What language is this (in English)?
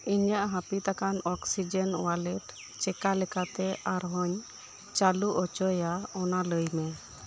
Santali